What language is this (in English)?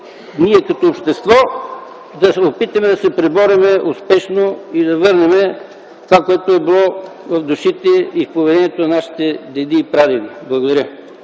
Bulgarian